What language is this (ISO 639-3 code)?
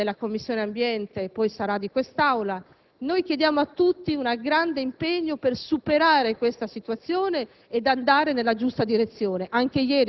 ita